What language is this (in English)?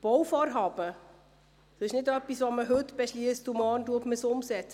Swiss German